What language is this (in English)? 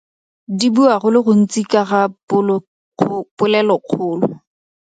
Tswana